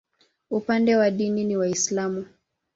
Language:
Swahili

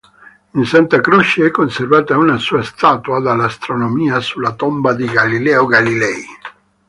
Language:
Italian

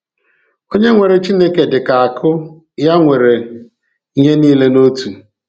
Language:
Igbo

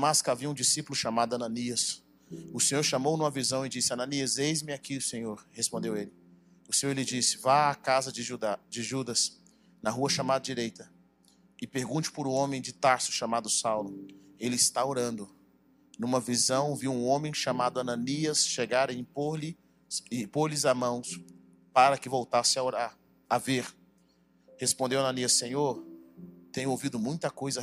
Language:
Portuguese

